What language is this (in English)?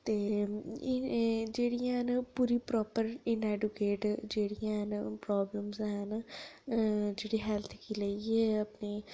Dogri